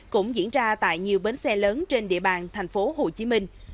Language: Vietnamese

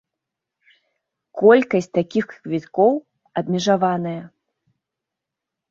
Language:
Belarusian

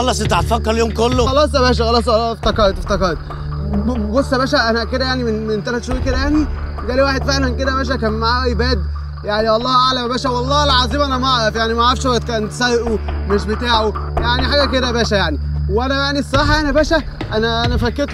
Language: Arabic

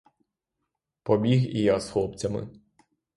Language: Ukrainian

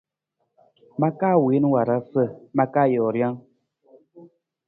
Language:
Nawdm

